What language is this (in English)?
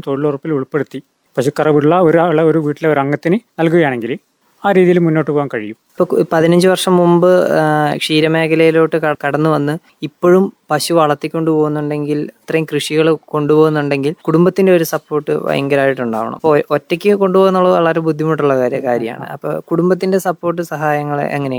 Malayalam